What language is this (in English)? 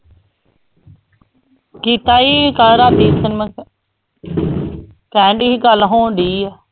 Punjabi